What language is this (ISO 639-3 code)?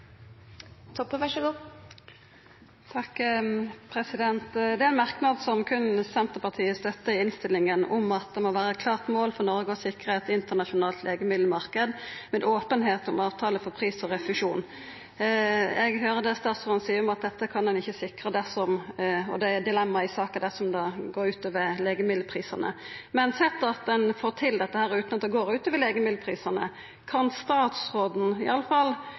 nor